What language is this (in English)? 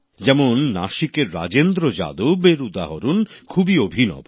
Bangla